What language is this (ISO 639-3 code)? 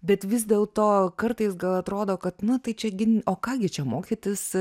lit